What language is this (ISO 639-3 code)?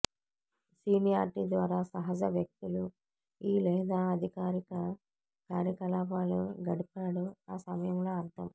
tel